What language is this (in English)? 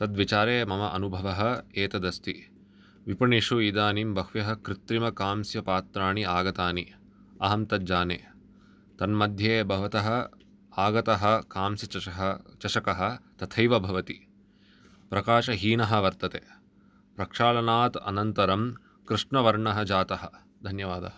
Sanskrit